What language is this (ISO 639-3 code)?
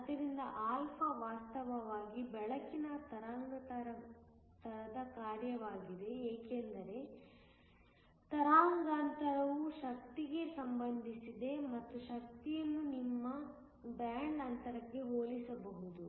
kan